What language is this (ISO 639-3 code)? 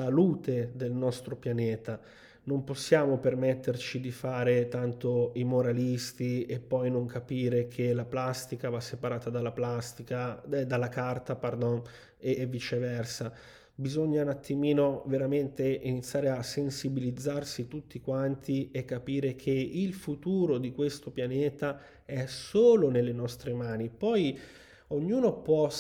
ita